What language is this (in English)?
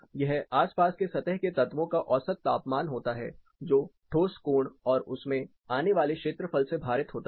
Hindi